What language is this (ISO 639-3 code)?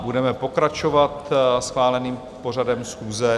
ces